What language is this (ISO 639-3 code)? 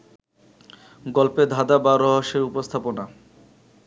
ben